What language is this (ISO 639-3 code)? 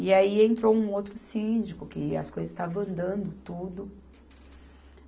por